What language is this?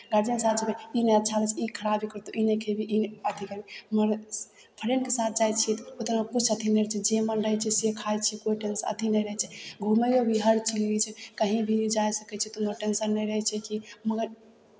Maithili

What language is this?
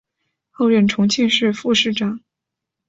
Chinese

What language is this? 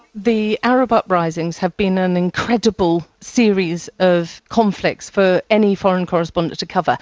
English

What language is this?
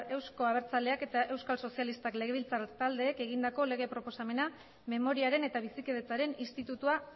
Basque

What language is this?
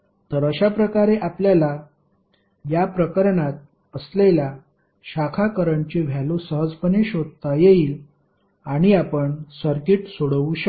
Marathi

